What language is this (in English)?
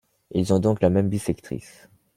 French